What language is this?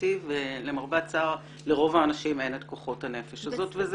Hebrew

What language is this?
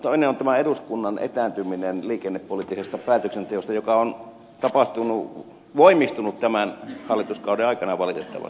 Finnish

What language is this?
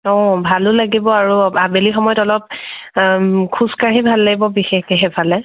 Assamese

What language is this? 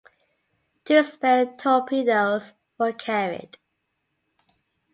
English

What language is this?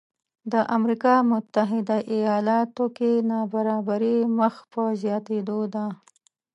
Pashto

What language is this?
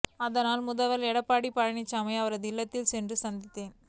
Tamil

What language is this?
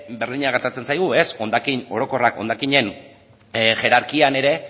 Basque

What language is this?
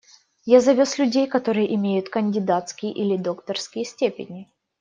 Russian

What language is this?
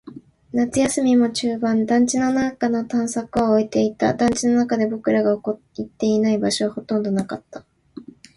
Japanese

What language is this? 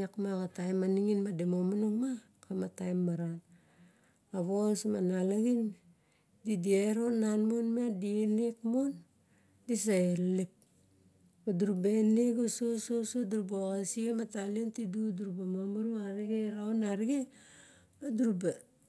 Barok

